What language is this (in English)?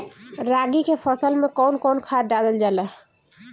Bhojpuri